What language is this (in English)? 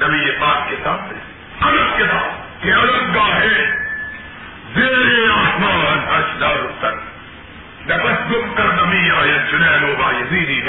Urdu